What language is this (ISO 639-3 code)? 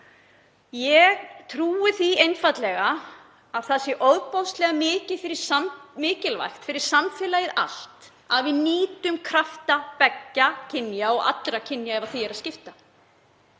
isl